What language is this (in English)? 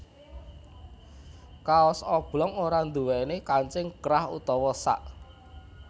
Javanese